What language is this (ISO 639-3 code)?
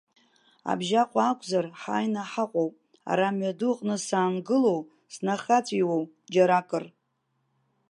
abk